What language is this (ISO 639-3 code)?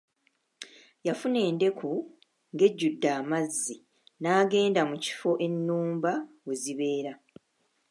lug